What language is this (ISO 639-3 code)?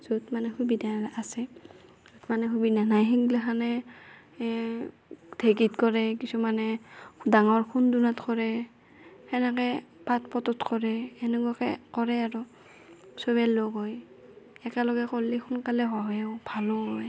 asm